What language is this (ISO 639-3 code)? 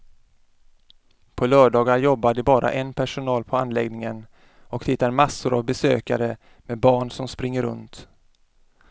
swe